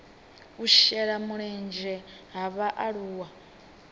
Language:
Venda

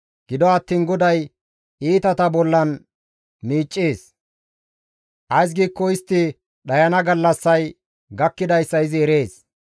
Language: Gamo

